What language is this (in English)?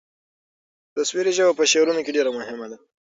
Pashto